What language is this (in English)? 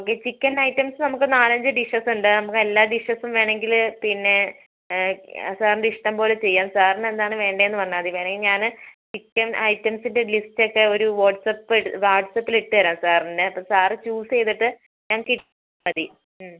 Malayalam